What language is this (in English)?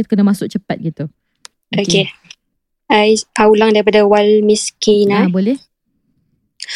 Malay